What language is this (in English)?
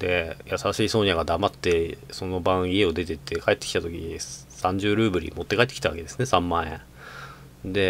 Japanese